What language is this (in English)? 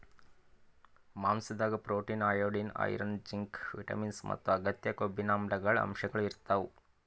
Kannada